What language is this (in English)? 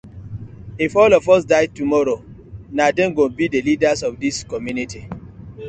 Nigerian Pidgin